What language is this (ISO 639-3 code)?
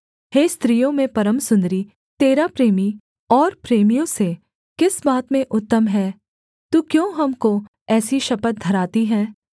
hin